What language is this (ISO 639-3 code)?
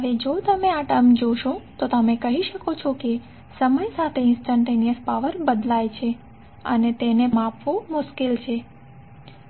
guj